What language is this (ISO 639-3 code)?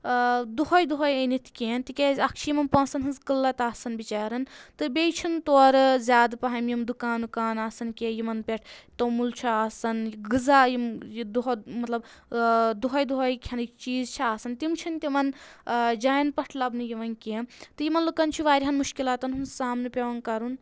kas